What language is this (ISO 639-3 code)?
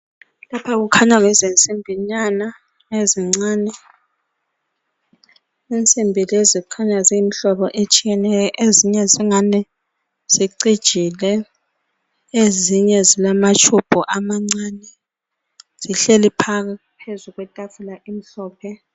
nde